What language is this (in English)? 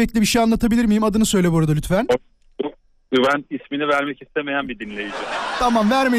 Turkish